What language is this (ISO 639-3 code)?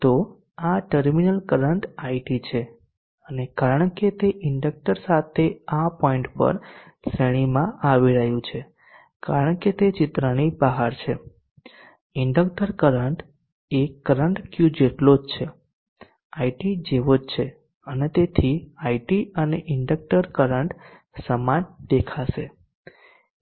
guj